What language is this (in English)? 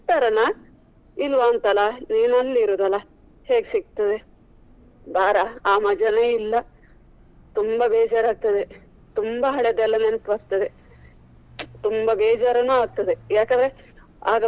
Kannada